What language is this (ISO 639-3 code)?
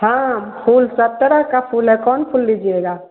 hin